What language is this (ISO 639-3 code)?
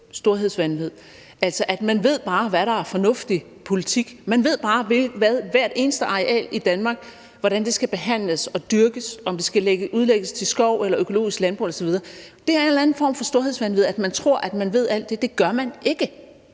dan